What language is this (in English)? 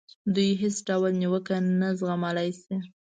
Pashto